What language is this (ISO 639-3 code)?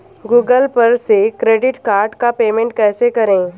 hin